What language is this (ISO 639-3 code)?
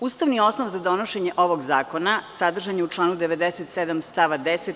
srp